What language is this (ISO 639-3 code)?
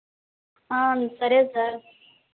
tel